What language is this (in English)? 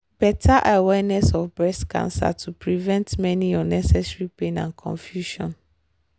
Nigerian Pidgin